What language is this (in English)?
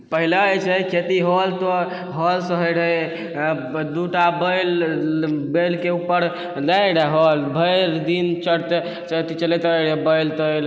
Maithili